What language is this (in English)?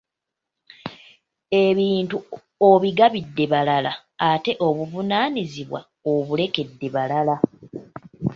Ganda